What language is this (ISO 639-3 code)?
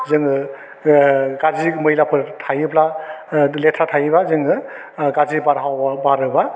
brx